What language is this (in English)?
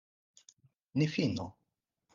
Esperanto